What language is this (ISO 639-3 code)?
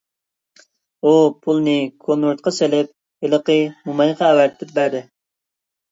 uig